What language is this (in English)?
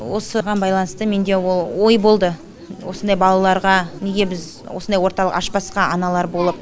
Kazakh